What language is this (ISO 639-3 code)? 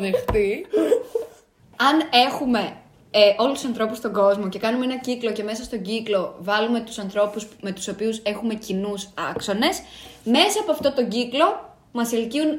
ell